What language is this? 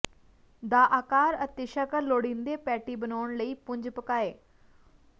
Punjabi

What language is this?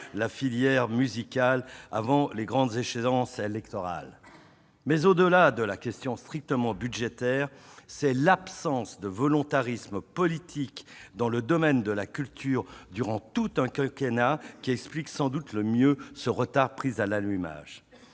French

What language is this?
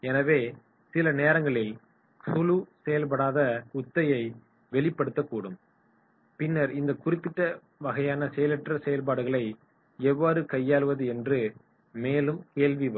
Tamil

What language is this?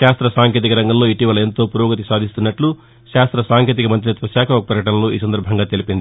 Telugu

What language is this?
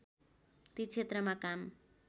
Nepali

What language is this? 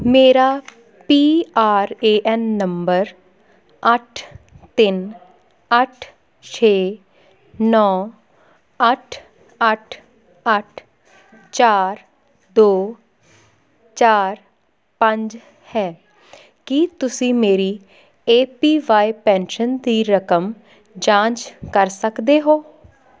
Punjabi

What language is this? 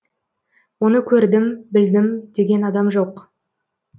Kazakh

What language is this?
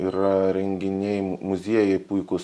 Lithuanian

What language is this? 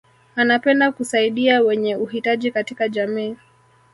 Swahili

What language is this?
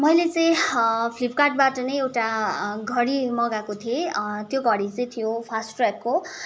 Nepali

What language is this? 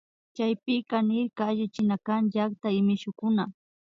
Imbabura Highland Quichua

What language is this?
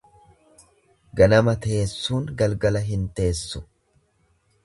Oromo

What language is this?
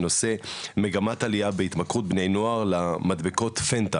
Hebrew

